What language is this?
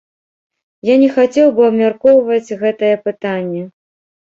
Belarusian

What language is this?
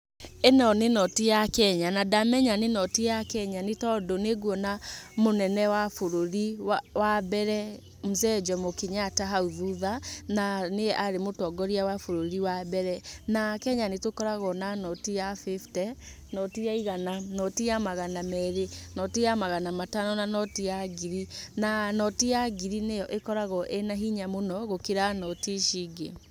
Kikuyu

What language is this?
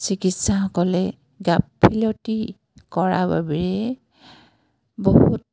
Assamese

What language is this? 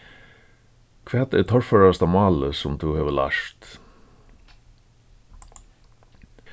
Faroese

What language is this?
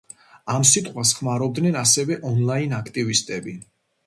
Georgian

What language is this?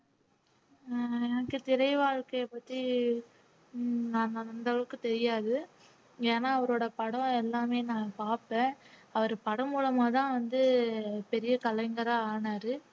Tamil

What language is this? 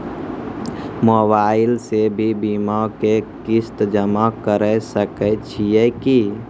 Maithili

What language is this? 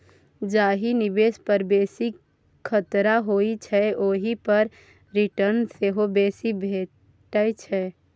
Maithili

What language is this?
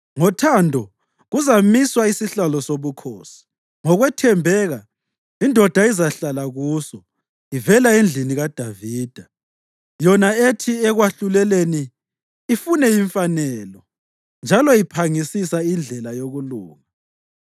North Ndebele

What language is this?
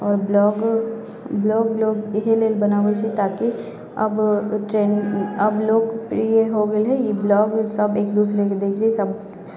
Maithili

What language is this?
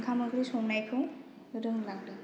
Bodo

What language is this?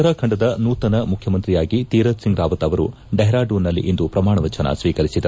Kannada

